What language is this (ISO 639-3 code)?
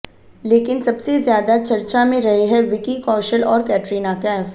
hin